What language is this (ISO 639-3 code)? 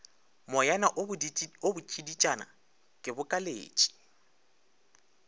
nso